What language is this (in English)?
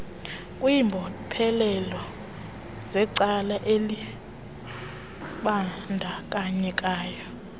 Xhosa